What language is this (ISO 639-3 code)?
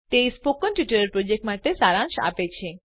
guj